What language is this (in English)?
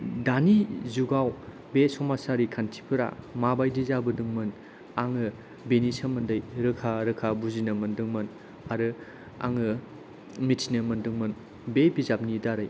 Bodo